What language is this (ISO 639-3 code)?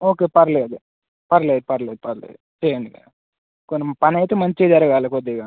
tel